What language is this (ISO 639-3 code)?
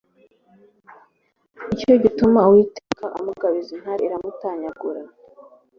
kin